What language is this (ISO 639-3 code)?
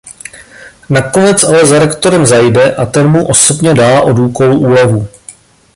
ces